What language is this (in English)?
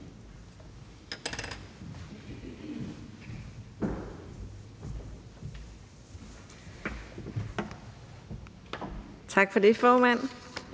Danish